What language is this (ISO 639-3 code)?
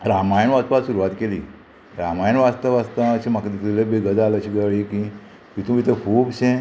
kok